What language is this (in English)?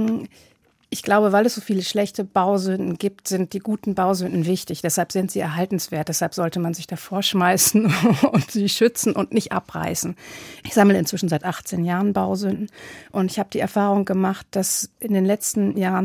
German